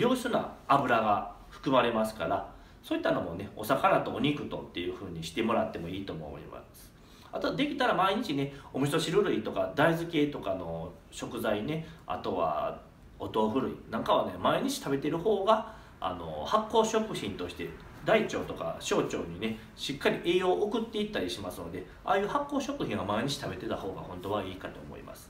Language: Japanese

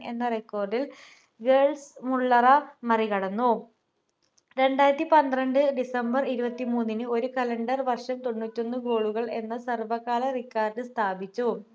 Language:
Malayalam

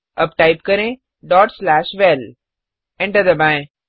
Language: Hindi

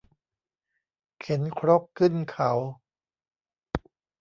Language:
Thai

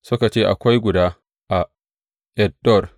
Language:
Hausa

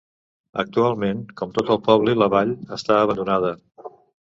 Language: Catalan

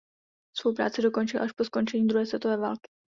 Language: Czech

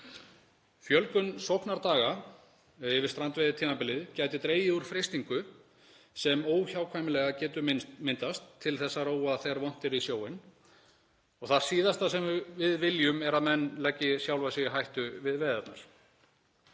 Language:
Icelandic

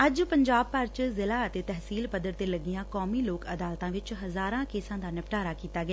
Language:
Punjabi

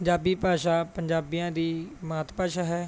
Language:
Punjabi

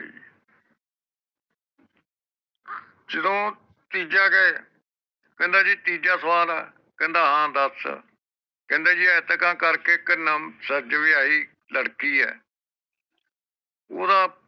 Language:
Punjabi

